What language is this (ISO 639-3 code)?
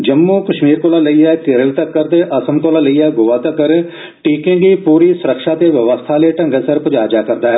doi